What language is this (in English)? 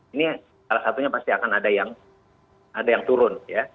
Indonesian